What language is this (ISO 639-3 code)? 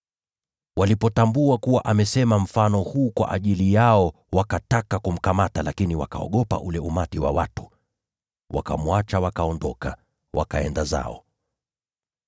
swa